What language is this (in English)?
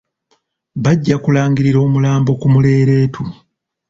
Ganda